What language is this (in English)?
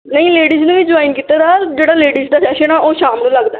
Punjabi